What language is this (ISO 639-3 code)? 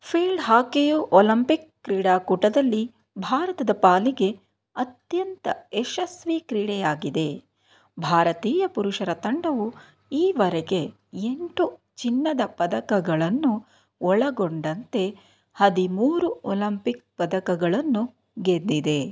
kan